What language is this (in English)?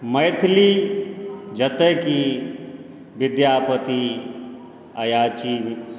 Maithili